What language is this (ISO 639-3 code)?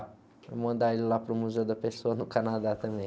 por